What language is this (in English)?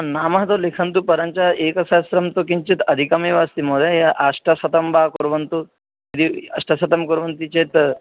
Sanskrit